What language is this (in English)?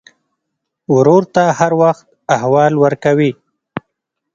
Pashto